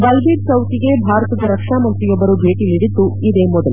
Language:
Kannada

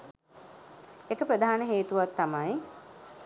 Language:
Sinhala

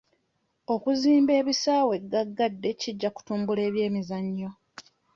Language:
Ganda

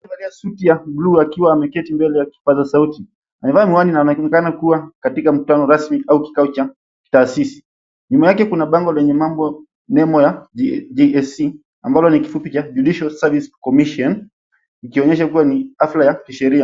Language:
Swahili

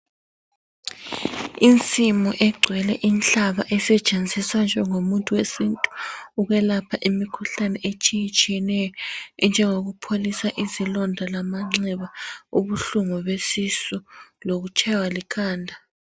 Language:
North Ndebele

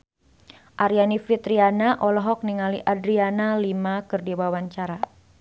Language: Sundanese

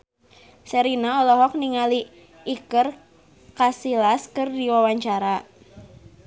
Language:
Sundanese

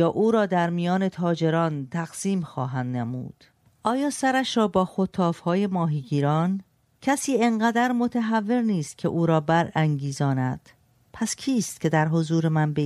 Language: Persian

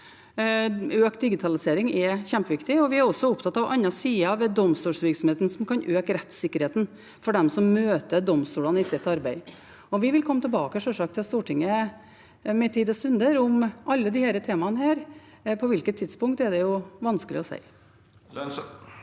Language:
Norwegian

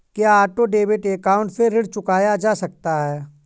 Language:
Hindi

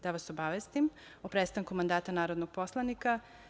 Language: Serbian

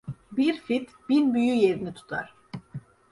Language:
Turkish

